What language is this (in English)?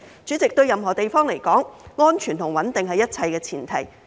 Cantonese